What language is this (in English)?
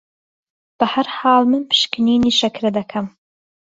Central Kurdish